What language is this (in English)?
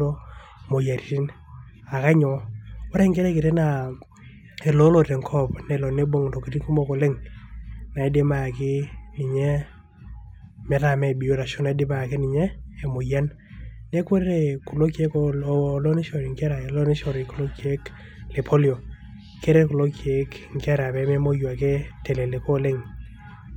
Masai